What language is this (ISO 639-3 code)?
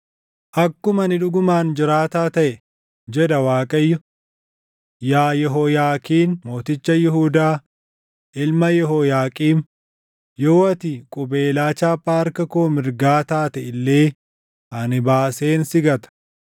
orm